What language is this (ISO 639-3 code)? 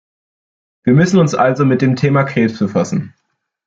deu